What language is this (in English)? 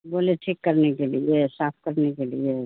Urdu